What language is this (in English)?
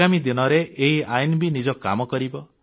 Odia